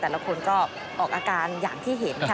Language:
Thai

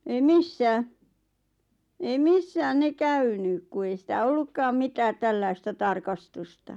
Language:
Finnish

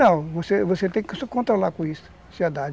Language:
Portuguese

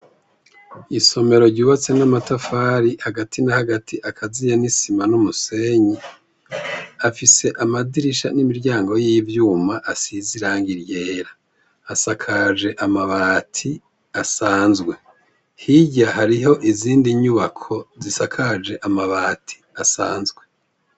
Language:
Rundi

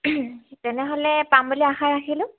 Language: Assamese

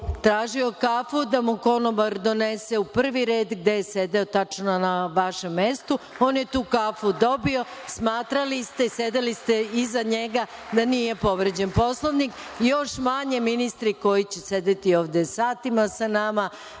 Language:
Serbian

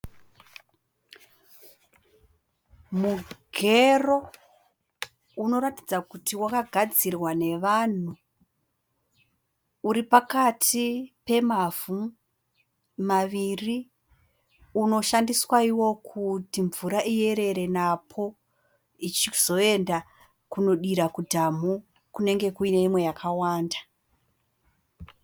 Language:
Shona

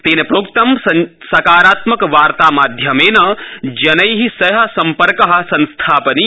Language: Sanskrit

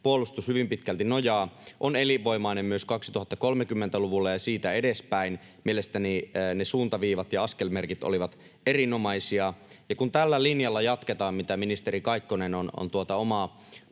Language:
Finnish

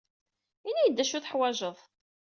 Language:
Kabyle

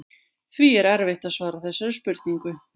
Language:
Icelandic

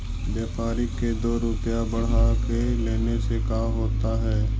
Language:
Magahi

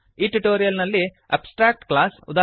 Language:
Kannada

